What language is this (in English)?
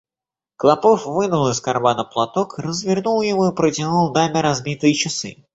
Russian